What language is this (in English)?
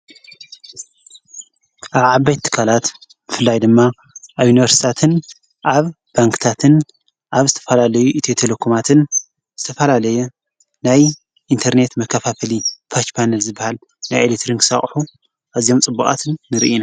Tigrinya